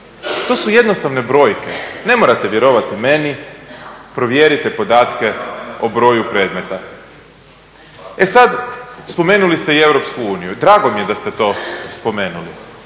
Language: Croatian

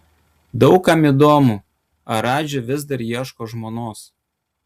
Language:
Lithuanian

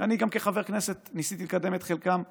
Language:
Hebrew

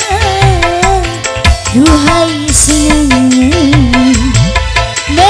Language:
Indonesian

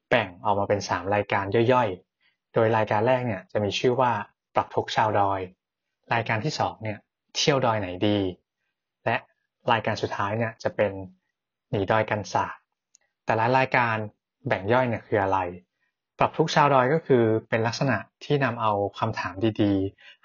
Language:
Thai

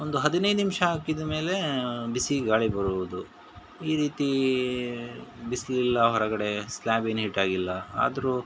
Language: Kannada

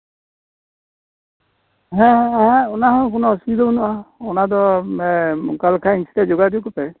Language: Santali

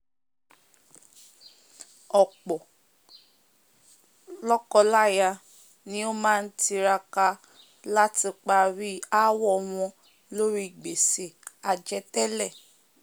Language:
Yoruba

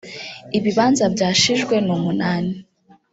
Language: Kinyarwanda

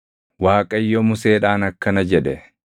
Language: Oromo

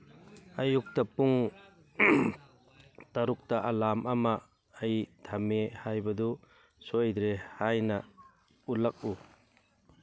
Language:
Manipuri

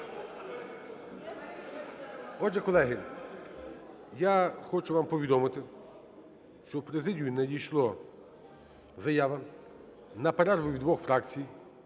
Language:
Ukrainian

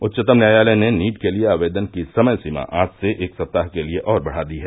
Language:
Hindi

